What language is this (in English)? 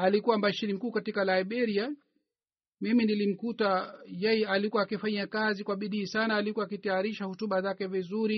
Swahili